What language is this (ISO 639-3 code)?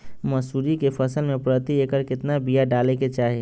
mag